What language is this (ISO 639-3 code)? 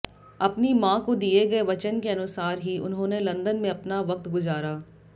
hin